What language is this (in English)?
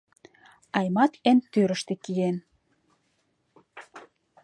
Mari